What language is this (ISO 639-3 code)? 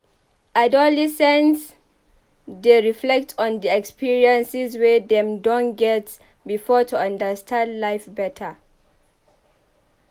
pcm